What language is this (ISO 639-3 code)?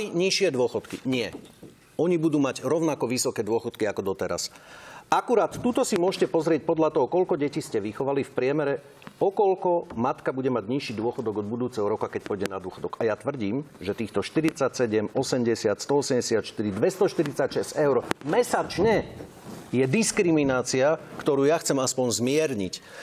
slk